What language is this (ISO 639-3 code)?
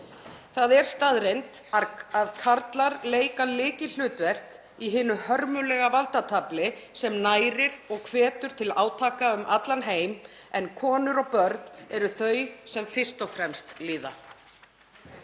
isl